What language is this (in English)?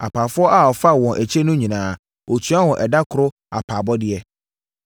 Akan